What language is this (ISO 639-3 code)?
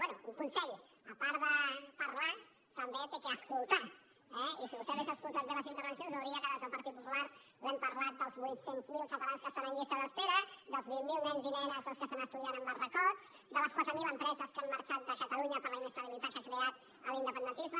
cat